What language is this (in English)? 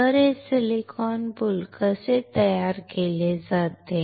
Marathi